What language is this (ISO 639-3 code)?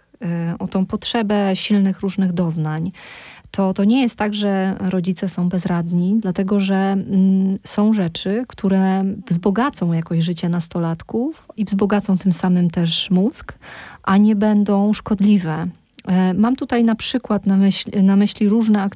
pol